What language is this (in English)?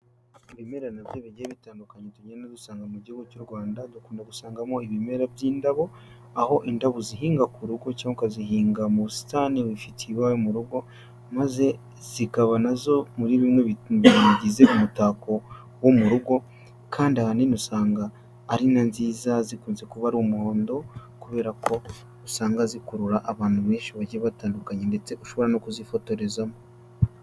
Kinyarwanda